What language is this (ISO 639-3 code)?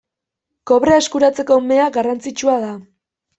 eus